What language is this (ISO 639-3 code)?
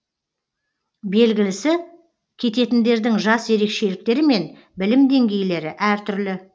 kaz